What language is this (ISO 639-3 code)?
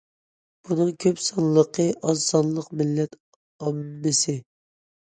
uig